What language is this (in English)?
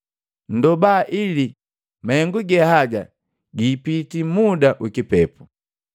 Matengo